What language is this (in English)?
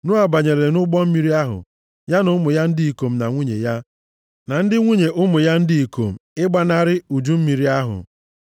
Igbo